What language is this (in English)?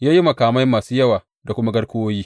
Hausa